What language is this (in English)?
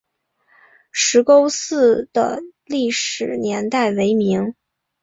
Chinese